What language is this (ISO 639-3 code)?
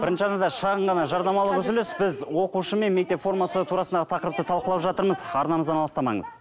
kaz